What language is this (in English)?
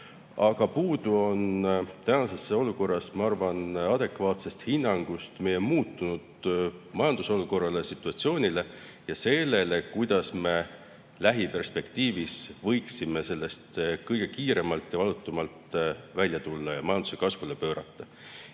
Estonian